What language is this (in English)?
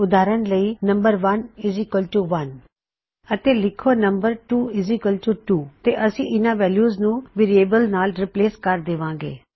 Punjabi